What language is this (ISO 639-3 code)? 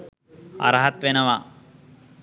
sin